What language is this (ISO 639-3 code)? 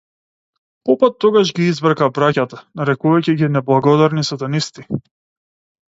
mkd